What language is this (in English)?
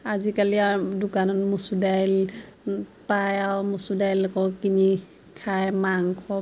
Assamese